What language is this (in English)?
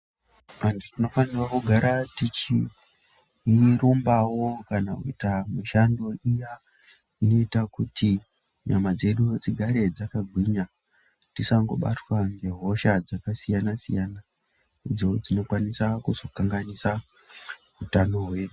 Ndau